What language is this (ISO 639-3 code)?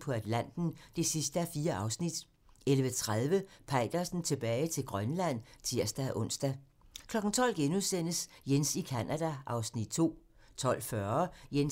dan